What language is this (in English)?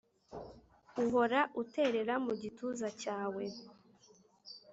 Kinyarwanda